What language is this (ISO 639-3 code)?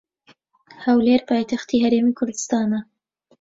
ckb